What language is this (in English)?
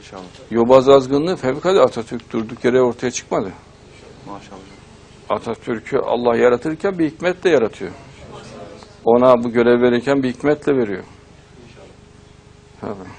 Turkish